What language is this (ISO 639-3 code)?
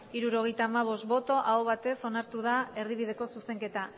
eus